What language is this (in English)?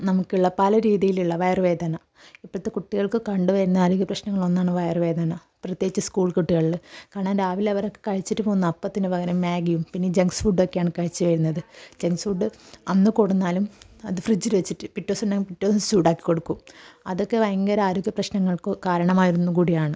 Malayalam